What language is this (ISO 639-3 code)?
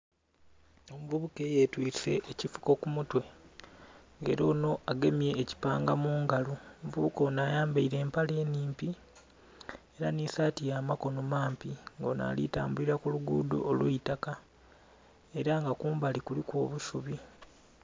xog